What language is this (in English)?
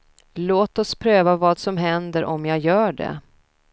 Swedish